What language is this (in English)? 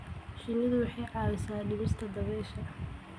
Somali